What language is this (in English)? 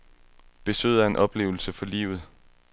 Danish